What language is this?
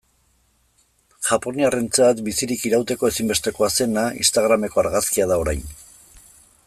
Basque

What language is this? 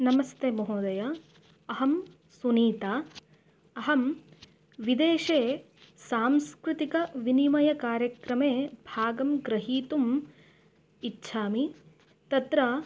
Sanskrit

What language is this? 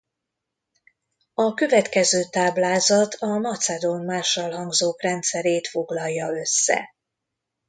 Hungarian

